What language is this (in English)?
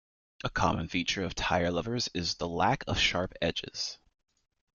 English